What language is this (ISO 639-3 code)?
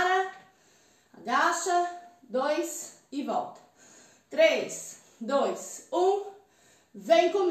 por